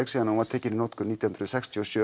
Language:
Icelandic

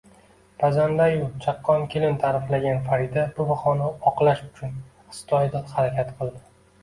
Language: Uzbek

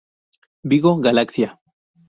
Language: Spanish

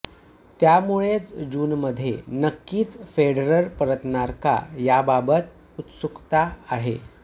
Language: Marathi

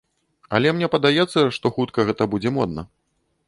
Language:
Belarusian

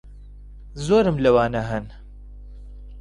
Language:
Central Kurdish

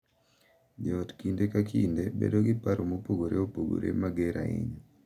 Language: Luo (Kenya and Tanzania)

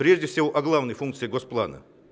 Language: Russian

